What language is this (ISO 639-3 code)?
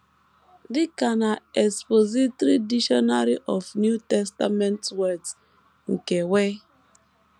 ibo